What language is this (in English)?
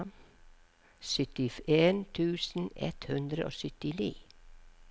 Norwegian